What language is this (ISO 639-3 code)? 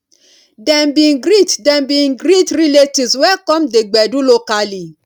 pcm